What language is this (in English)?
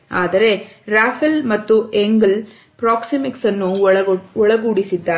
Kannada